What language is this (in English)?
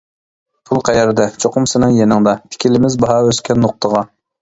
Uyghur